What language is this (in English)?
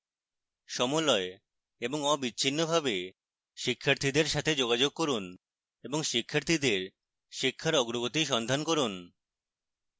Bangla